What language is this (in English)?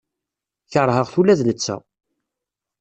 Kabyle